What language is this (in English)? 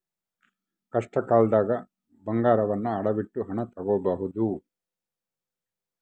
Kannada